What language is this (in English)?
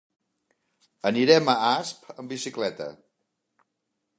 Catalan